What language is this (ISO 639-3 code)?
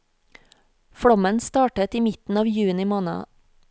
nor